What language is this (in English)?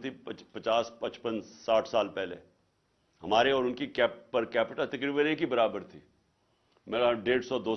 Urdu